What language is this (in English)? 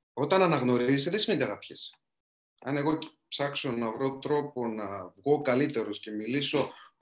Greek